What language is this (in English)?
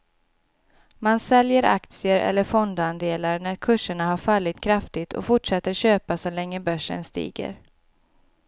Swedish